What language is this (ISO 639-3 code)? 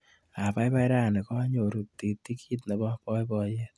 kln